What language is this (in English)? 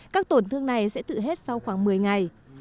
Vietnamese